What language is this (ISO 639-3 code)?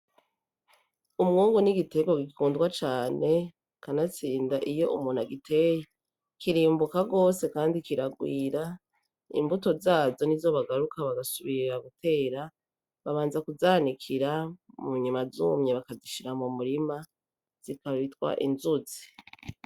run